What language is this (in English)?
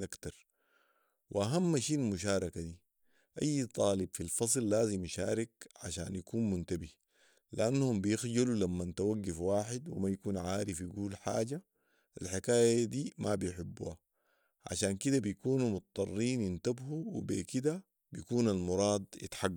Sudanese Arabic